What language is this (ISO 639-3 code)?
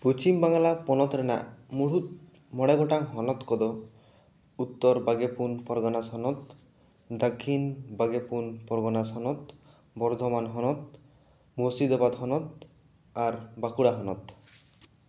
sat